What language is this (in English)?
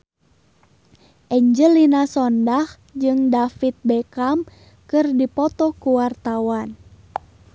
Sundanese